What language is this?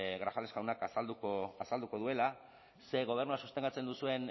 Basque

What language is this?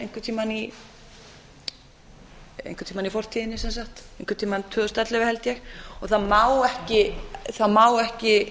Icelandic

